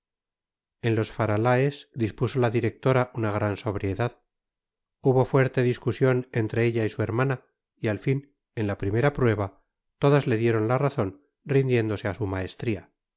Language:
Spanish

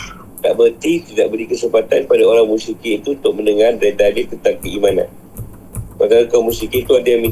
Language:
Malay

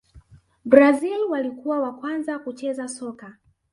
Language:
Swahili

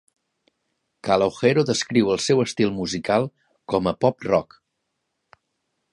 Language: Catalan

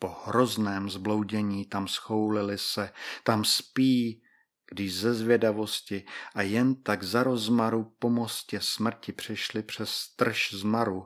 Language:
Czech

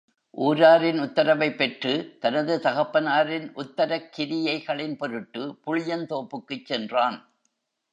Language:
Tamil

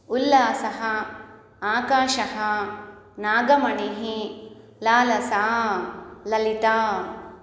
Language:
Sanskrit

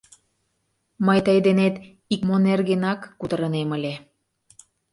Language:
Mari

